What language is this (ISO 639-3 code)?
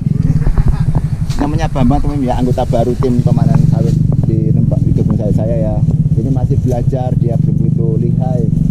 ind